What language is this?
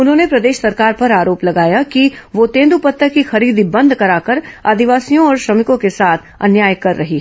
Hindi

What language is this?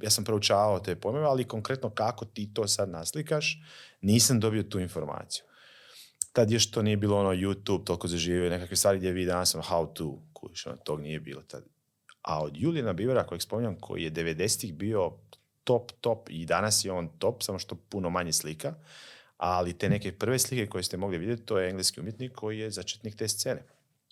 Croatian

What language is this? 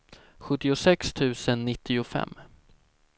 Swedish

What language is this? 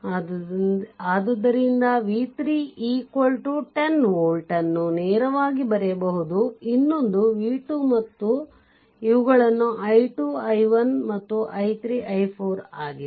Kannada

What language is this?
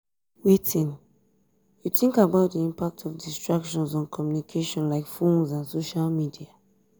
Nigerian Pidgin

